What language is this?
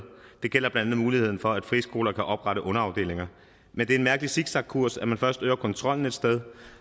Danish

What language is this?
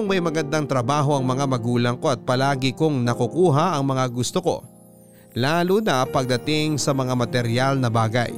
Filipino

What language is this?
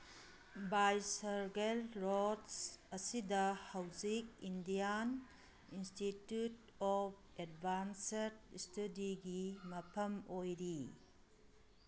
Manipuri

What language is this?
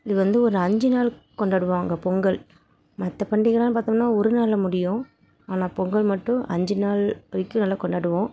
Tamil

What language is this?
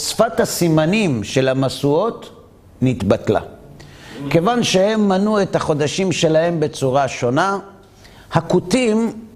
Hebrew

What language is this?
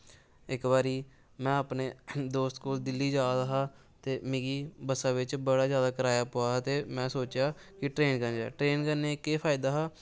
Dogri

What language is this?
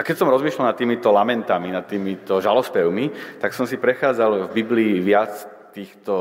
Slovak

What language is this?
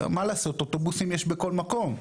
Hebrew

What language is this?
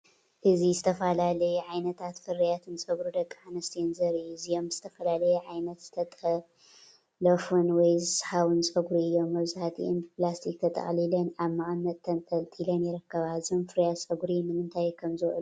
Tigrinya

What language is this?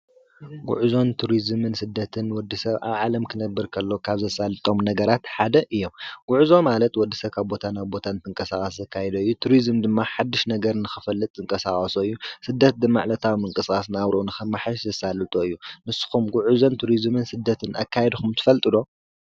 Tigrinya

